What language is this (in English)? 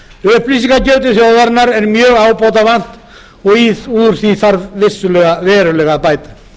Icelandic